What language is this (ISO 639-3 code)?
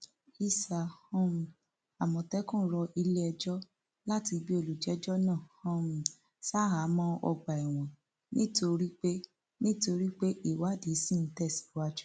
yor